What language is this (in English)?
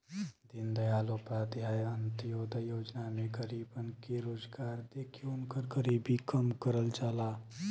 Bhojpuri